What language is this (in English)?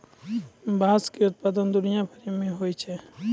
Maithili